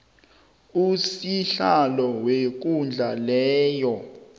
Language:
South Ndebele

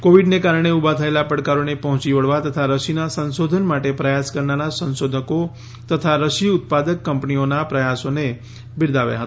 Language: Gujarati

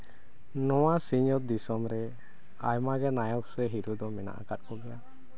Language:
Santali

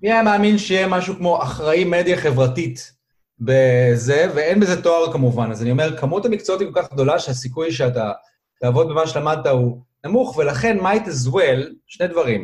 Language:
Hebrew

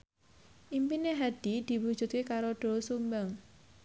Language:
Javanese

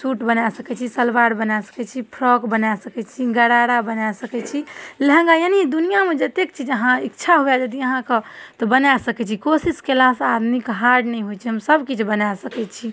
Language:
Maithili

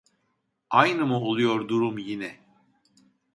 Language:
Turkish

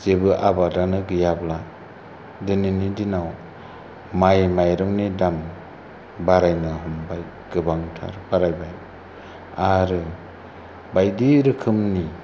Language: Bodo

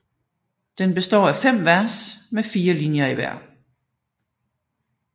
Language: Danish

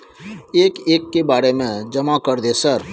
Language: Maithili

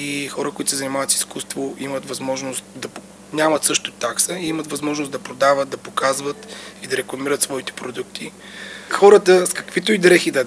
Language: Bulgarian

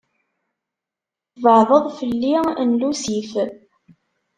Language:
Kabyle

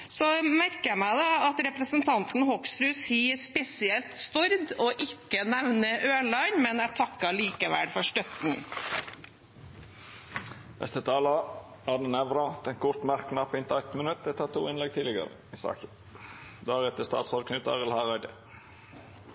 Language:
Norwegian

